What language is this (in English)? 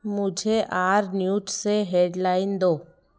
Hindi